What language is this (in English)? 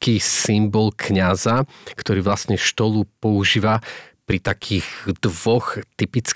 Slovak